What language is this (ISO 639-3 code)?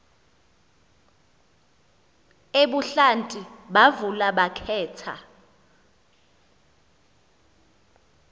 xho